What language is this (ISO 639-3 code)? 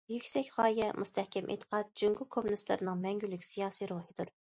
uig